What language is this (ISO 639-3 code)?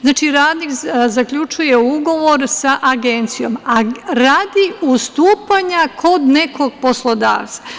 srp